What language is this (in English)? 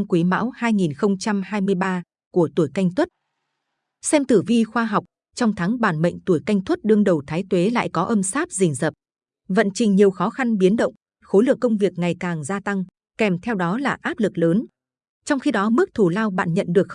Vietnamese